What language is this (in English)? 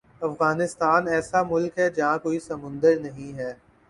Urdu